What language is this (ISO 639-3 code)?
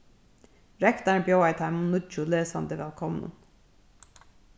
fao